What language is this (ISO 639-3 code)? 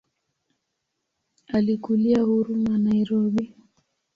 swa